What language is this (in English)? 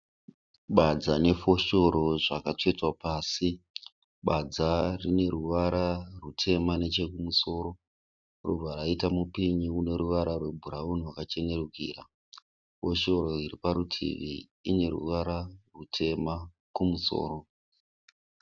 Shona